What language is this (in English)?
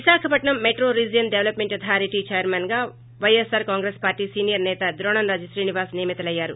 Telugu